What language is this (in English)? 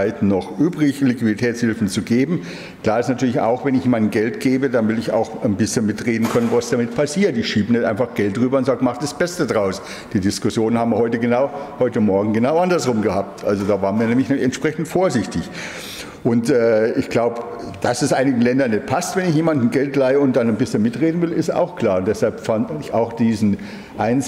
German